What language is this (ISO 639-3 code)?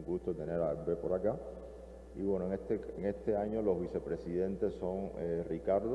spa